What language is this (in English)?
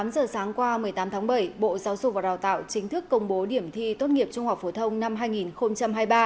Vietnamese